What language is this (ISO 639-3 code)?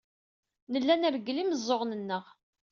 kab